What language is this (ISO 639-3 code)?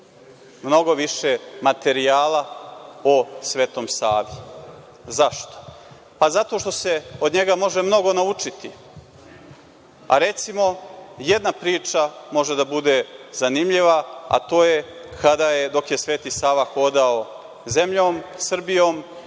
srp